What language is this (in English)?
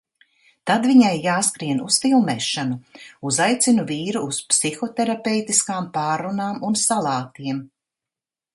Latvian